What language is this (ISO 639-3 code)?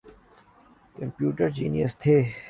urd